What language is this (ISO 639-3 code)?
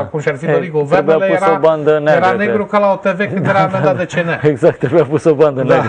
ron